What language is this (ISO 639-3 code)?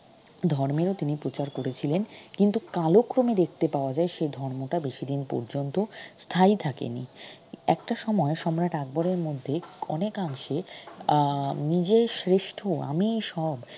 ben